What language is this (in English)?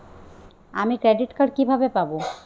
Bangla